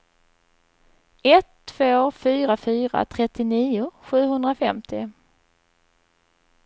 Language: Swedish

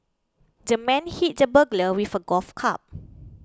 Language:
English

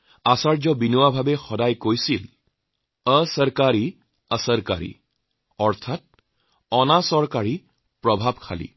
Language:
Assamese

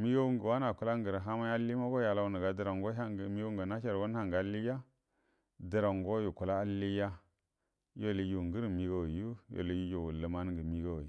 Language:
Buduma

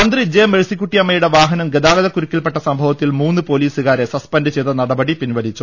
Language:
Malayalam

